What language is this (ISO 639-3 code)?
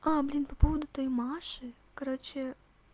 rus